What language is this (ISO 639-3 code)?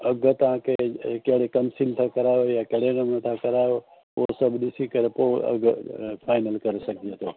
snd